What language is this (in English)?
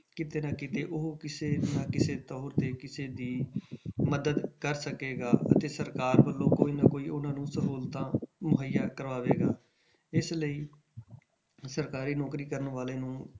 Punjabi